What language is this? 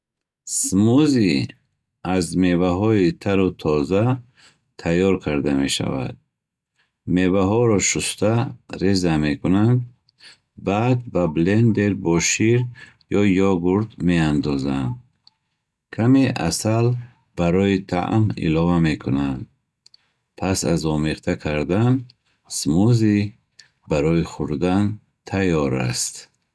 Bukharic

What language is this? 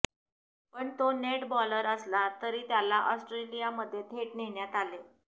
Marathi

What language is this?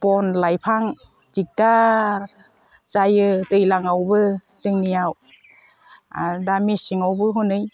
Bodo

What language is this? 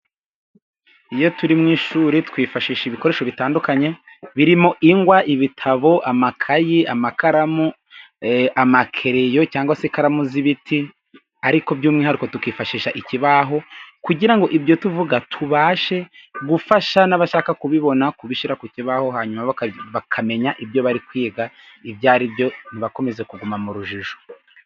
Kinyarwanda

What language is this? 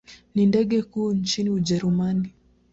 Swahili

